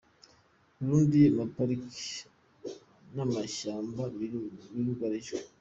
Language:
Kinyarwanda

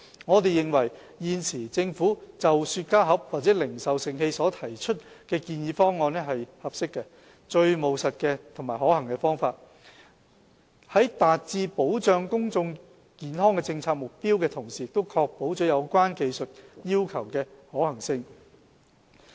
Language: Cantonese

